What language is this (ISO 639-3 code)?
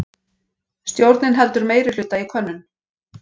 isl